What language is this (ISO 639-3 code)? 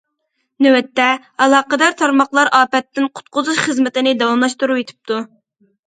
uig